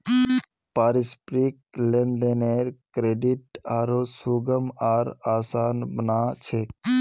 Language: Magahi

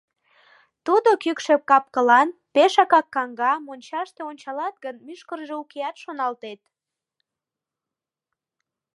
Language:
Mari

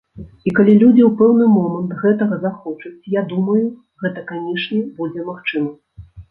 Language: Belarusian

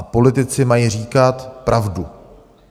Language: Czech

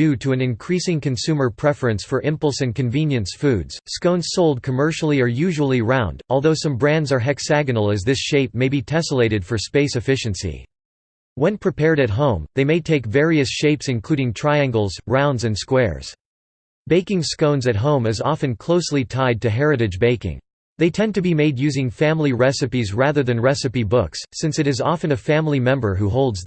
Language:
English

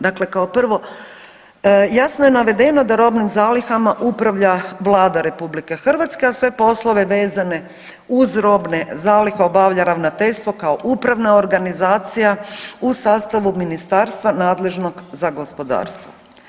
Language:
Croatian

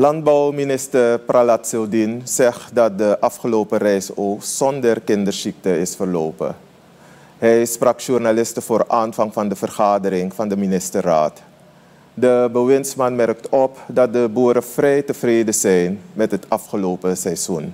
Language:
Dutch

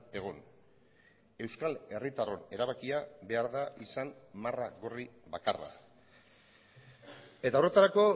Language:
Basque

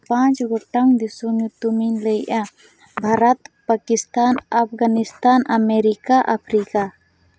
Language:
Santali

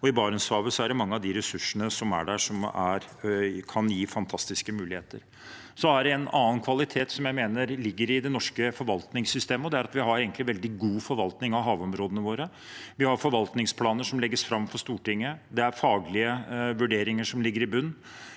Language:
Norwegian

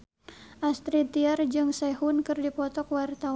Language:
Sundanese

